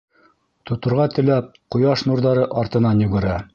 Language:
Bashkir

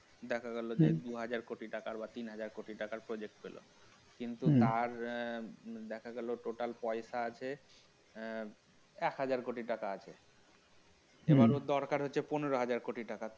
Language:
Bangla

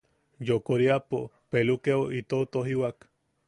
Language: Yaqui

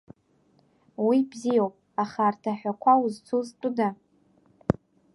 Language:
Abkhazian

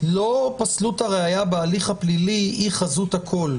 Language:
Hebrew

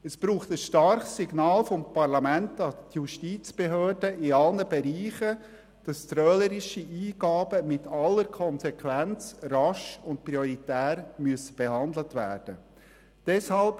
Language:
Swiss German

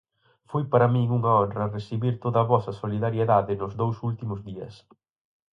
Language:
Galician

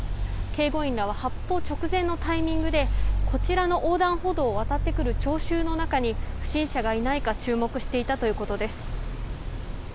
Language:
Japanese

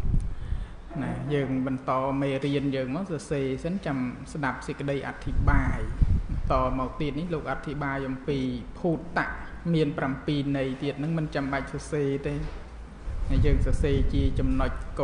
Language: Thai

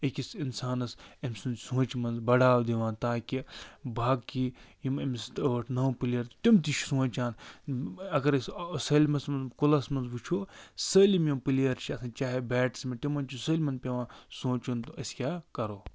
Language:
Kashmiri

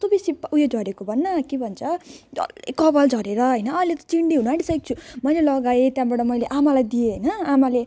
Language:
Nepali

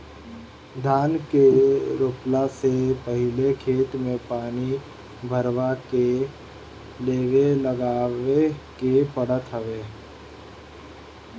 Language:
Bhojpuri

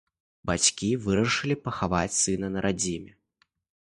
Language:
Belarusian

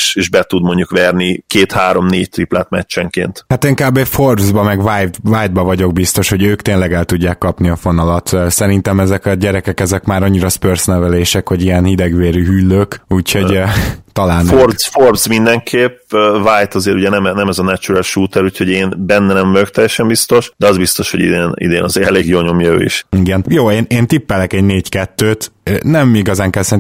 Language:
Hungarian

